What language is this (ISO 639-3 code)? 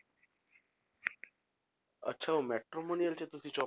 pan